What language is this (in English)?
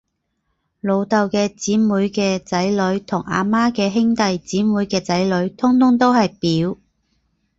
Cantonese